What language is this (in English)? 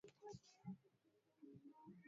Swahili